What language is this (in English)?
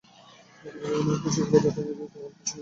Bangla